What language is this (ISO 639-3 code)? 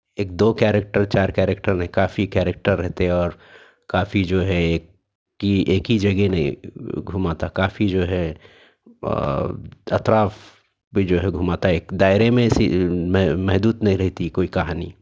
urd